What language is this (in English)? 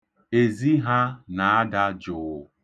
Igbo